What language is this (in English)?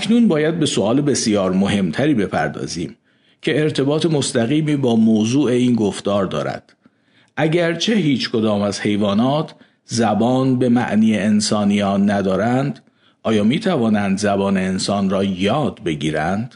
Persian